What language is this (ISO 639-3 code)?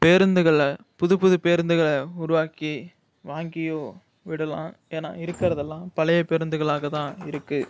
tam